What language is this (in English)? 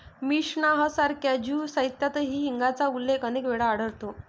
Marathi